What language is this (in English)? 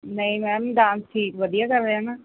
Punjabi